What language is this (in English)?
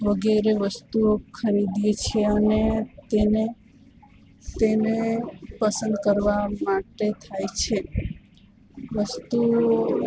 Gujarati